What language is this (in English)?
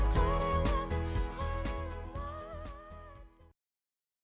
Kazakh